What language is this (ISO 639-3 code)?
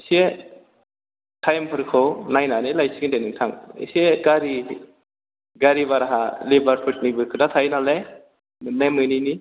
brx